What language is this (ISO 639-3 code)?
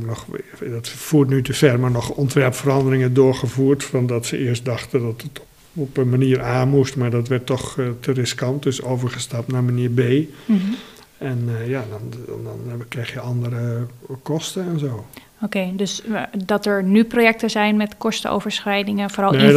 nld